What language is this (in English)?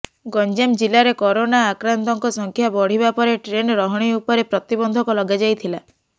Odia